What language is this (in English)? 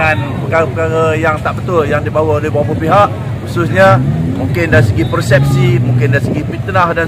Malay